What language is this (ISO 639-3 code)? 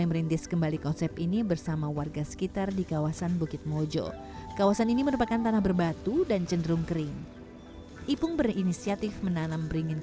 ind